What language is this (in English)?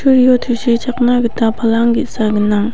Garo